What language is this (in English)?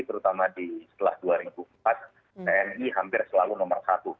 Indonesian